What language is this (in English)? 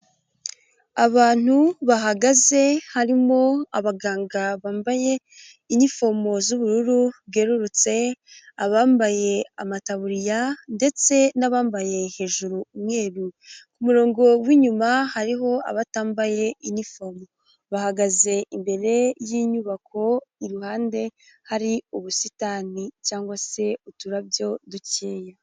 Kinyarwanda